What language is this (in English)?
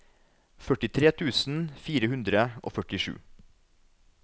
Norwegian